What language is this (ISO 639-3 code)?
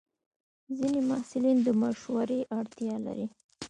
pus